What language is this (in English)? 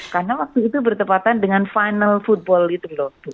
Indonesian